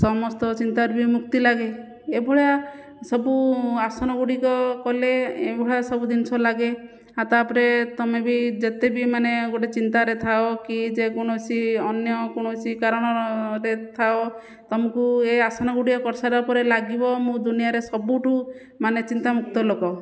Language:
Odia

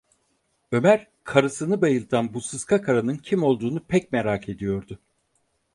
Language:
Turkish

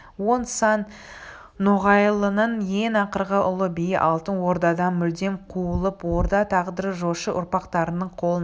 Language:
Kazakh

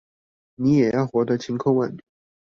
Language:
Chinese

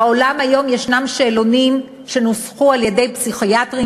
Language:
Hebrew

